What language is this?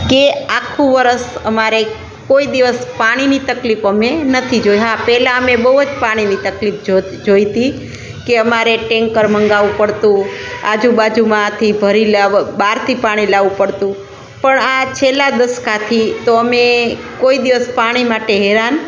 Gujarati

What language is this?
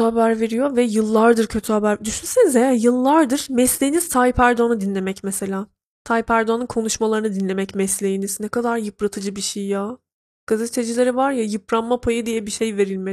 Turkish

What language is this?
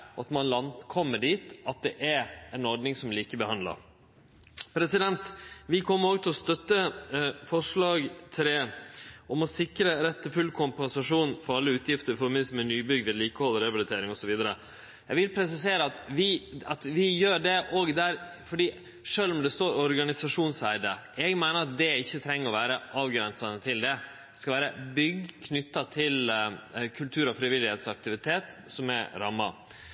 Norwegian Nynorsk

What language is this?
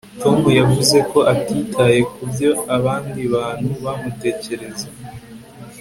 Kinyarwanda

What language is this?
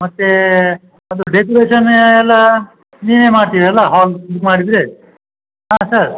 Kannada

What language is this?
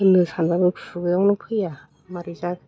Bodo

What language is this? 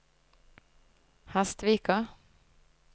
Norwegian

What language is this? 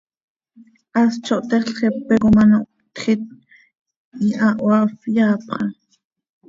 Seri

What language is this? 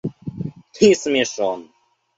Russian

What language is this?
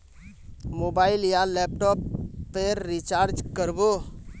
Magahi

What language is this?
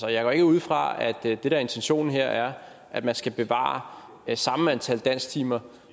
Danish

